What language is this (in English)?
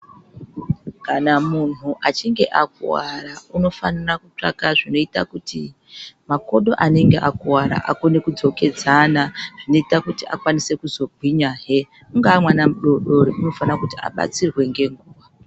Ndau